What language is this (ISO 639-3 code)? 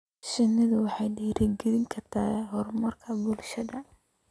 som